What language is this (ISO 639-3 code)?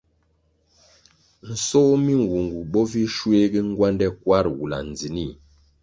nmg